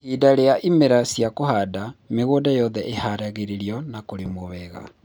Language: Kikuyu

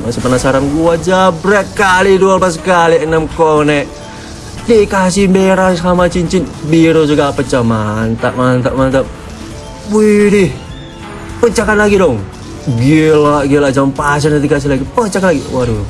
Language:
Indonesian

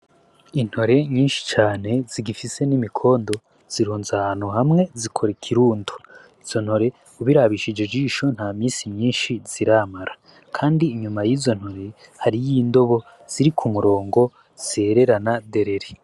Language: Rundi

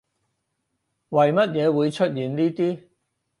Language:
Cantonese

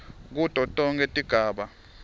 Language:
Swati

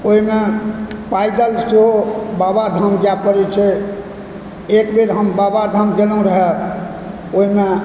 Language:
Maithili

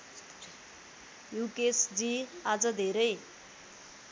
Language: Nepali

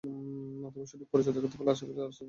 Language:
Bangla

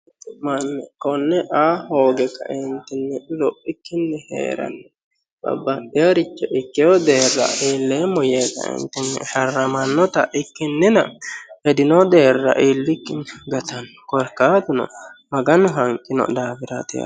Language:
Sidamo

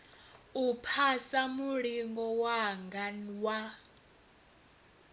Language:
Venda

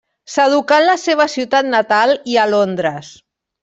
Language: Catalan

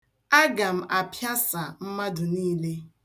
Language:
Igbo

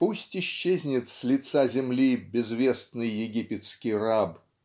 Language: Russian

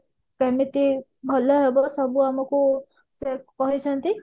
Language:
Odia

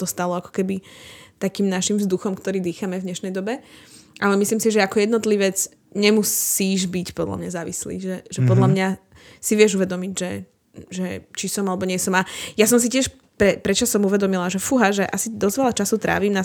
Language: Slovak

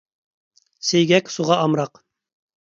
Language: Uyghur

